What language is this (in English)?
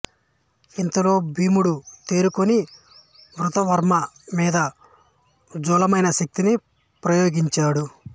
Telugu